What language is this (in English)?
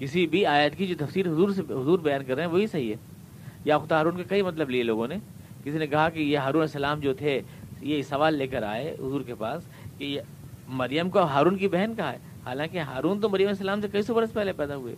Urdu